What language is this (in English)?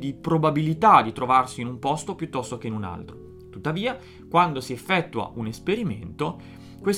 Italian